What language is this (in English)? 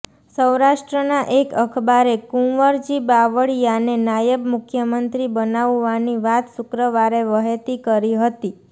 Gujarati